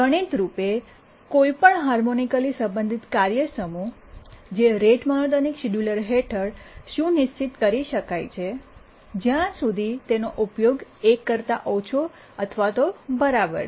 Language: Gujarati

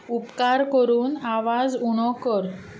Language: Konkani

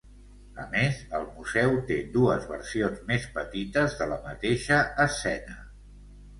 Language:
Catalan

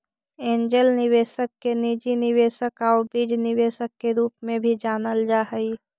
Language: Magahi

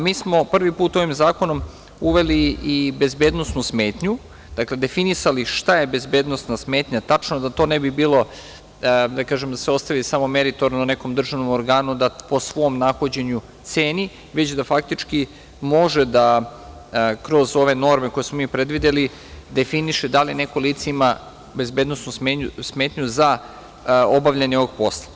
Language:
Serbian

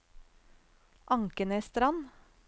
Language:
Norwegian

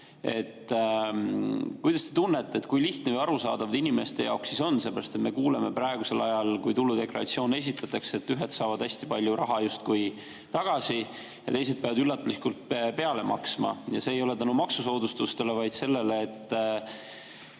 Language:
Estonian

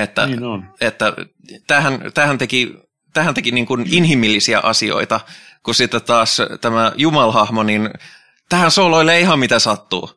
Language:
Finnish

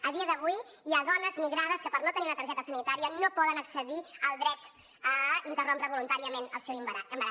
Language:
Catalan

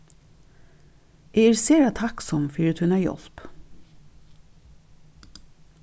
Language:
Faroese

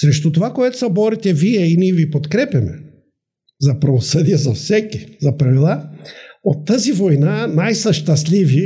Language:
Bulgarian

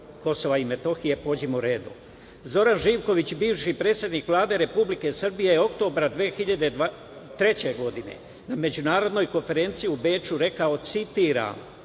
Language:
Serbian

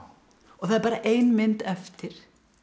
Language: Icelandic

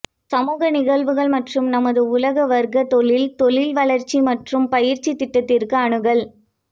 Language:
Tamil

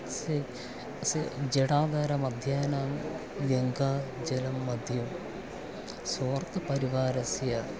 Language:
Sanskrit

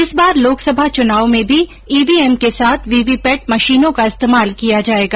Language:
Hindi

